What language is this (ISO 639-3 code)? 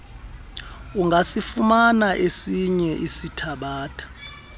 xho